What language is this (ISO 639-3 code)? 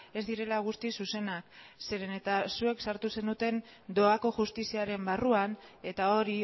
eus